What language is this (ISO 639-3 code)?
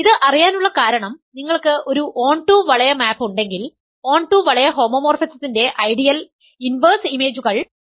mal